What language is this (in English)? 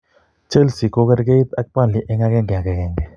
Kalenjin